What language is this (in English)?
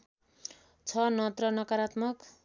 Nepali